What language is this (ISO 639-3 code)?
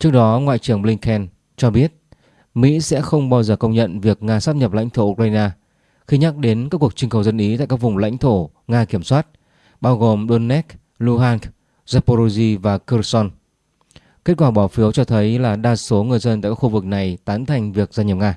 vie